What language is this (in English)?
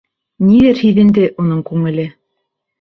Bashkir